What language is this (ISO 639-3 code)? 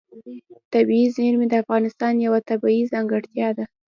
pus